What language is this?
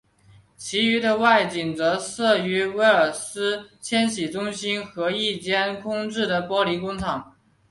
Chinese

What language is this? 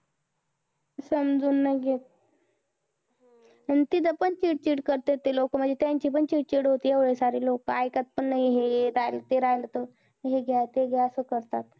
Marathi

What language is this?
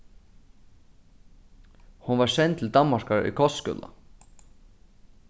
Faroese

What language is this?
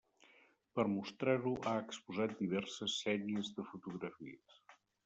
Catalan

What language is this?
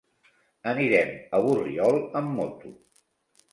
Catalan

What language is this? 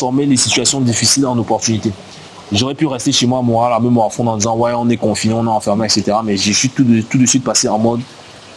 French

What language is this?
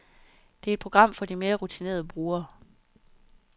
Danish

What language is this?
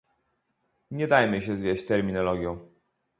Polish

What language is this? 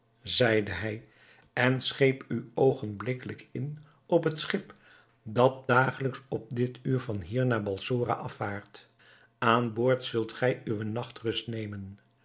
Dutch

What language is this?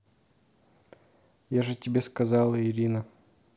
Russian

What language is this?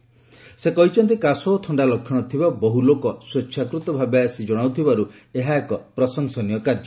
Odia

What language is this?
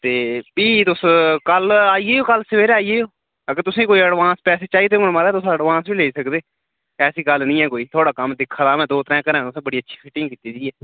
Dogri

